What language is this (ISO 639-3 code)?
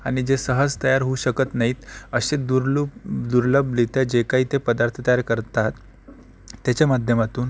mar